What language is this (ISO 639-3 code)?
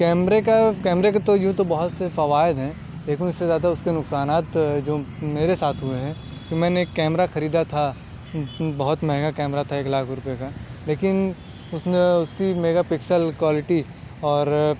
urd